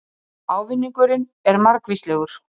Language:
Icelandic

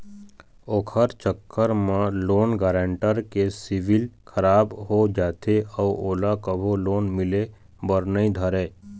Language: Chhattisgarhi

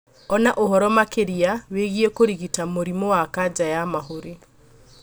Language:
Kikuyu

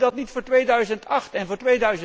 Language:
Dutch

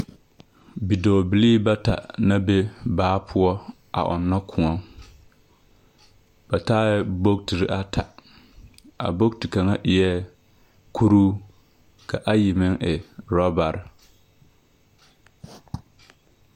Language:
Southern Dagaare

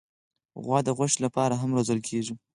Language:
Pashto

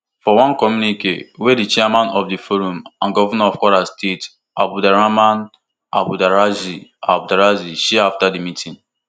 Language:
Nigerian Pidgin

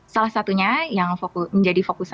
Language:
Indonesian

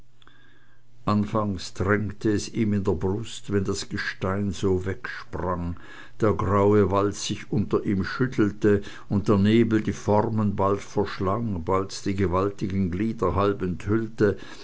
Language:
German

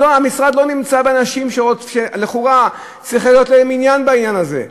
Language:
Hebrew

